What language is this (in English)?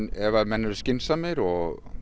Icelandic